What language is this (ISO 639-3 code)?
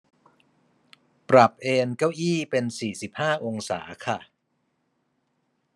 tha